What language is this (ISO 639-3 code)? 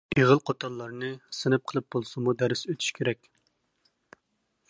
uig